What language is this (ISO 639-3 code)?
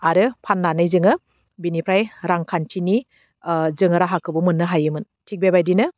brx